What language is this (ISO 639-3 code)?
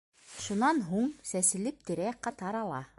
bak